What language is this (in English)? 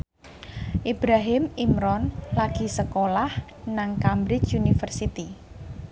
Javanese